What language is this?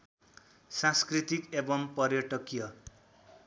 Nepali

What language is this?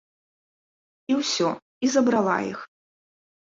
Belarusian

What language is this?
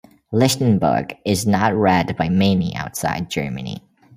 English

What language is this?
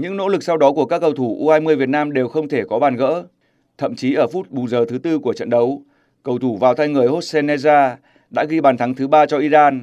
Vietnamese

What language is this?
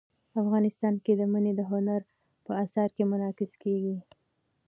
Pashto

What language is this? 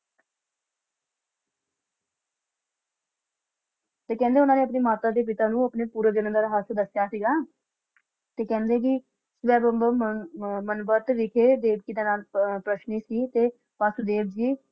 Punjabi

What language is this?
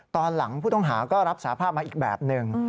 Thai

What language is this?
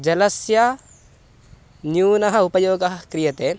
Sanskrit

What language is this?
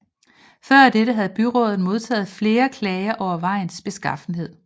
Danish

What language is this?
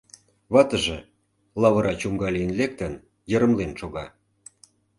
Mari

